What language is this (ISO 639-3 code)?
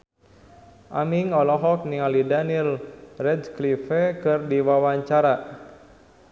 sun